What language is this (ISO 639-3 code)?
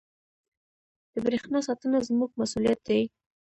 pus